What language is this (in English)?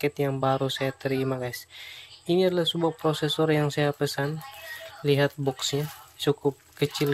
Indonesian